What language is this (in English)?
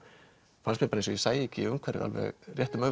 Icelandic